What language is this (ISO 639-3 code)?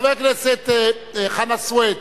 heb